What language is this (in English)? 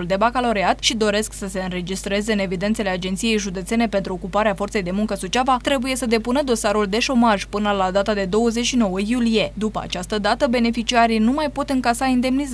Romanian